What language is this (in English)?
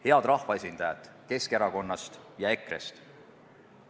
Estonian